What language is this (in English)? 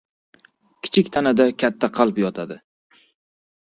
Uzbek